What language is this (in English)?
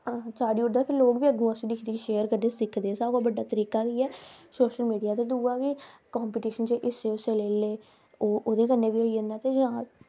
Dogri